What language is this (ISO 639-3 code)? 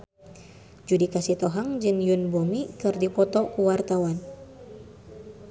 sun